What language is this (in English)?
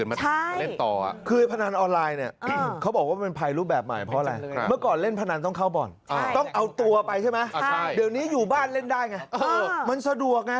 Thai